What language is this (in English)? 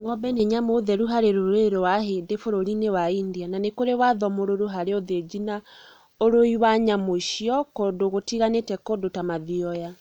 Kikuyu